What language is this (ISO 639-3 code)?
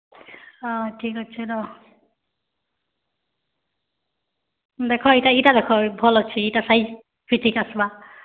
ori